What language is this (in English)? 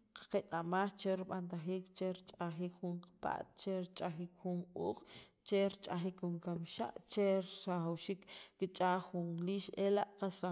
Sacapulteco